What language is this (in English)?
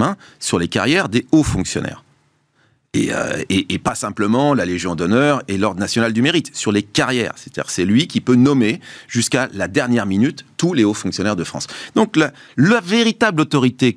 French